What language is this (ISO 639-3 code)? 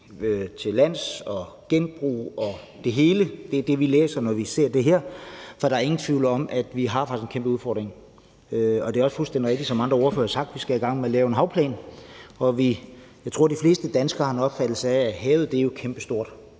dan